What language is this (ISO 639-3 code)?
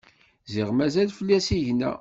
kab